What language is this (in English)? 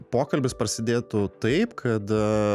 Lithuanian